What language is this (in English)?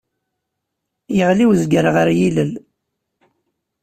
Kabyle